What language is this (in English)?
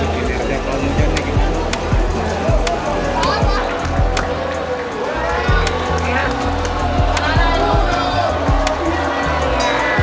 Indonesian